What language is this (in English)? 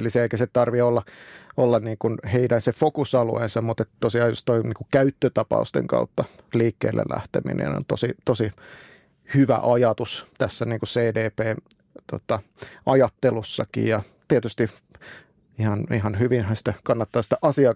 Finnish